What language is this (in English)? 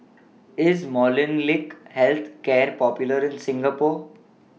English